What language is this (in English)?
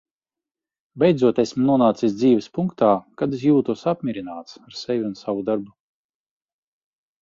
Latvian